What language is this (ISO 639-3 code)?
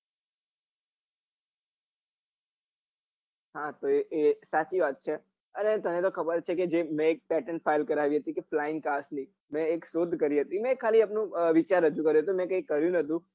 guj